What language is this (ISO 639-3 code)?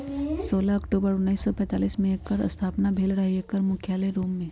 mag